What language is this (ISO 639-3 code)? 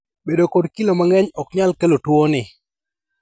luo